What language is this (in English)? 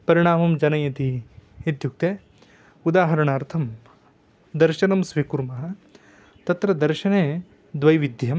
Sanskrit